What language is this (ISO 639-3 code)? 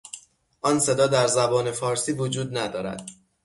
fas